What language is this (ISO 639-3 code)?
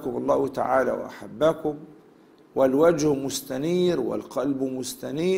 ara